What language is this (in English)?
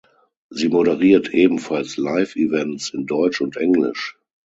German